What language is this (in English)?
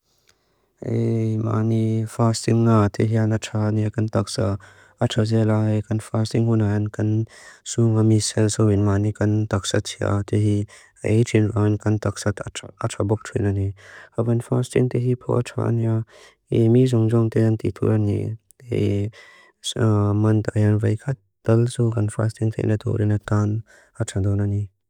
Mizo